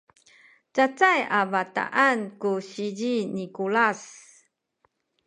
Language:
Sakizaya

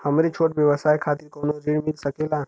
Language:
Bhojpuri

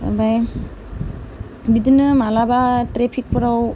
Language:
Bodo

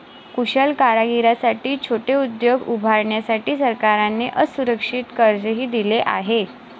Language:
Marathi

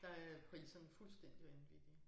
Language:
Danish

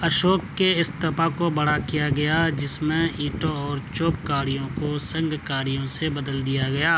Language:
Urdu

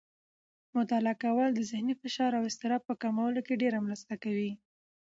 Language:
Pashto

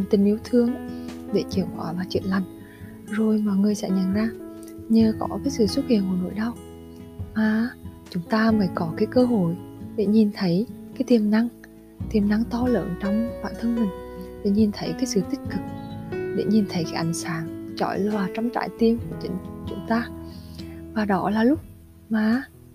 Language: Vietnamese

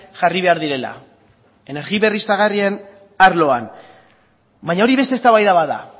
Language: Basque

